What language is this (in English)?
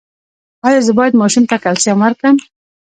Pashto